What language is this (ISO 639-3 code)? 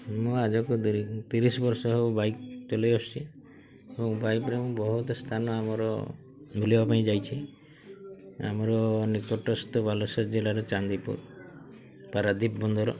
ori